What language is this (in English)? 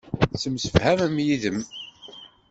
Kabyle